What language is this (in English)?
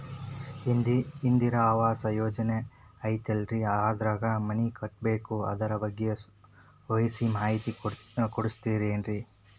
Kannada